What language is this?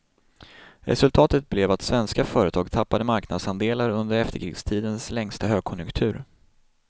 Swedish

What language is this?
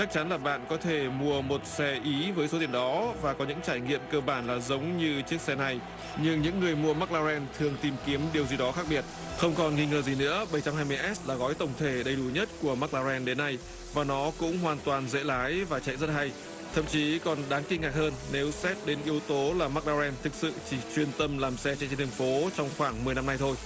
Vietnamese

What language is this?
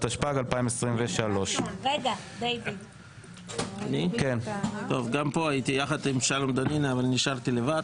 Hebrew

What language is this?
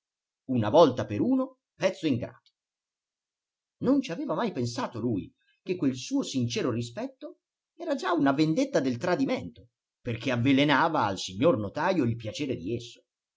Italian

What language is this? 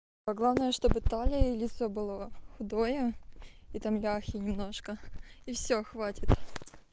Russian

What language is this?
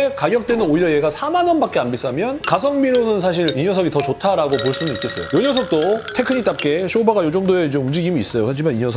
Korean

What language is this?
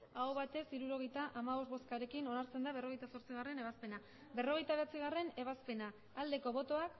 Basque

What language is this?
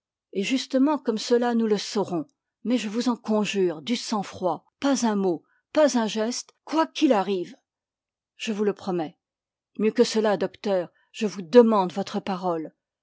French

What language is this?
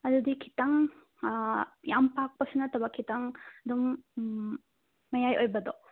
Manipuri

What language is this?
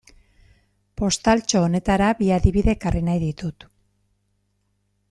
Basque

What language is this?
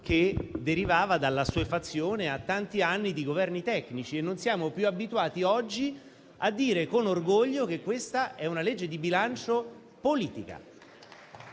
Italian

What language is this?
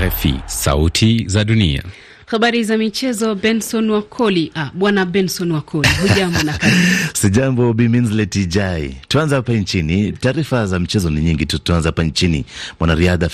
Swahili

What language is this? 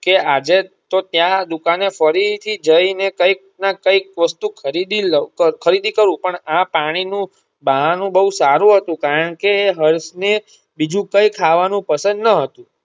Gujarati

